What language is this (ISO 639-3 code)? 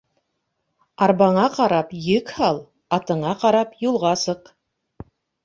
bak